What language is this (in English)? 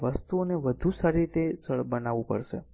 Gujarati